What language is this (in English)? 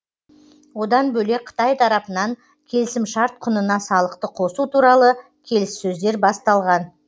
Kazakh